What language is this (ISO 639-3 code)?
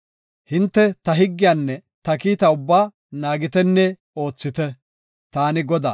gof